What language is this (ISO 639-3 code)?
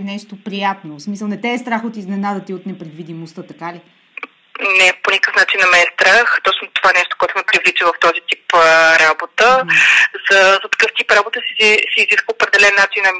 bul